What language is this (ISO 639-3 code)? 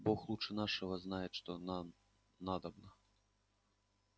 rus